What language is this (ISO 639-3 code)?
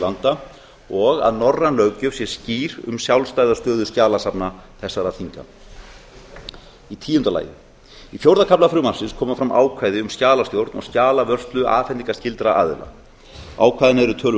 isl